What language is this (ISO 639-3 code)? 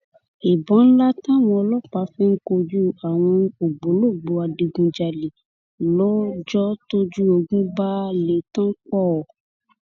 yor